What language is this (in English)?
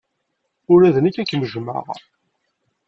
Kabyle